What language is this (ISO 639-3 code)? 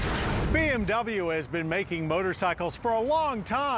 vie